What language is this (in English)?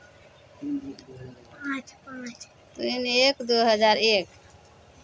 Maithili